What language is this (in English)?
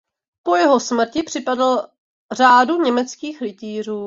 Czech